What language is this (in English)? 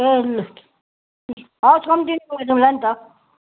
Nepali